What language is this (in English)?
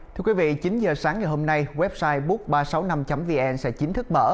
Vietnamese